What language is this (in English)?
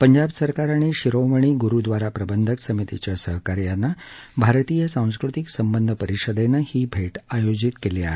Marathi